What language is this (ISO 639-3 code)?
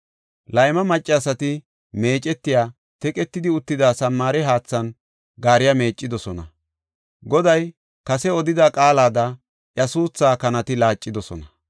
gof